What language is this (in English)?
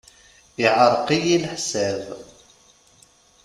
Kabyle